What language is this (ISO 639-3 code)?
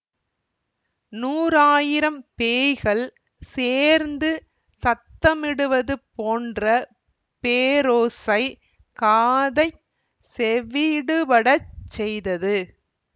tam